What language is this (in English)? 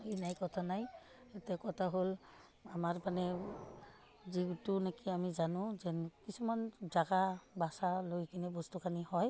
Assamese